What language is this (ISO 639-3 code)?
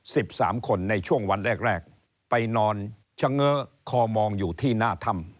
tha